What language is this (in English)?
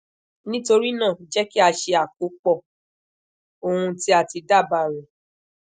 Yoruba